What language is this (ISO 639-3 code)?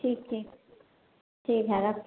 mai